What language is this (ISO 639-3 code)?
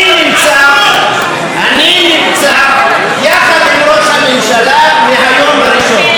heb